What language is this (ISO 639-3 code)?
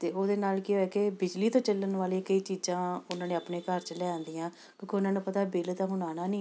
pan